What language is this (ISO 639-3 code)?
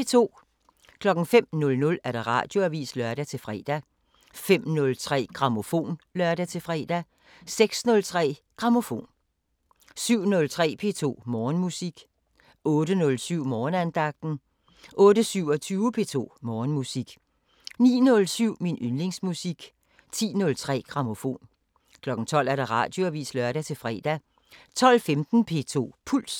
dan